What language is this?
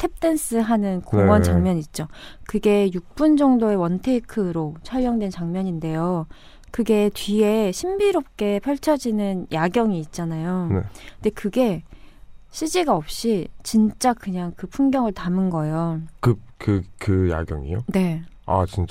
Korean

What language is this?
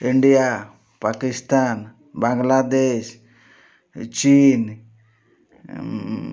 Odia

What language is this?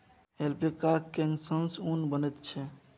Maithili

